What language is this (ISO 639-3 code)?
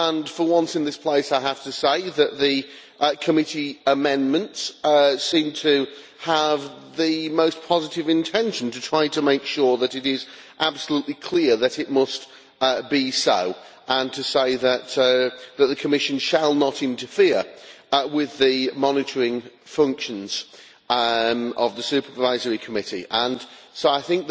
eng